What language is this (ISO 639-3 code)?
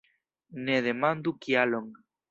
epo